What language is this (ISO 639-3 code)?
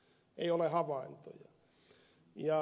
fin